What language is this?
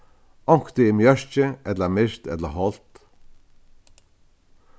Faroese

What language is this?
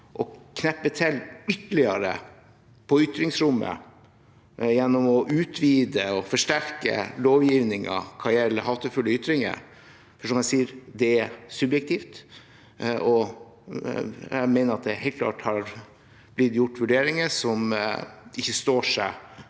Norwegian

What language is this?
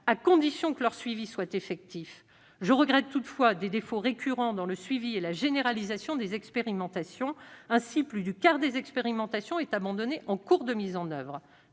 French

